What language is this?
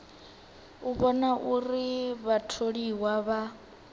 Venda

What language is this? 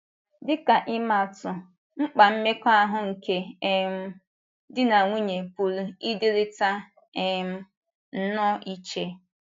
Igbo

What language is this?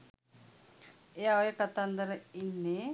Sinhala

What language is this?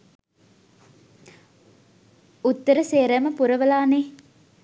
Sinhala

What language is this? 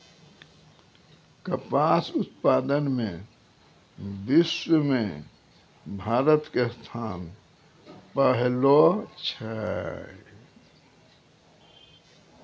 Maithili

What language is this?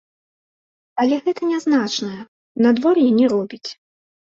Belarusian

